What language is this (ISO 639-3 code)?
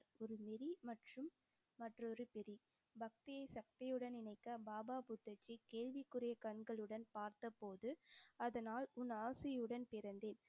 tam